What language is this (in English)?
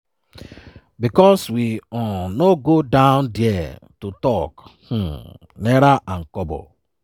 Nigerian Pidgin